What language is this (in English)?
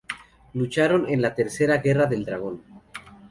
Spanish